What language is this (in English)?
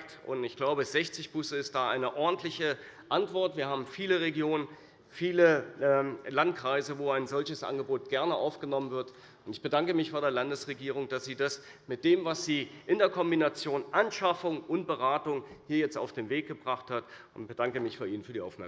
German